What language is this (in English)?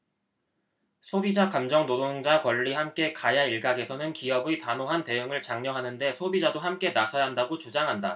Korean